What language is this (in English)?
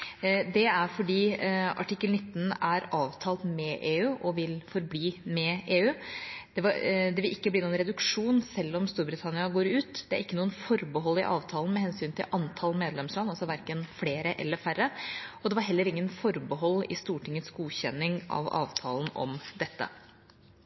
Norwegian Bokmål